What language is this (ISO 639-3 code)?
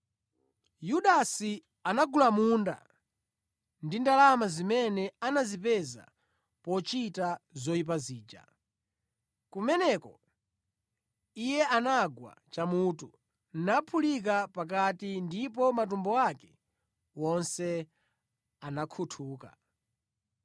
nya